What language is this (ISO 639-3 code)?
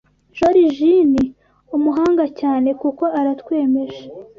kin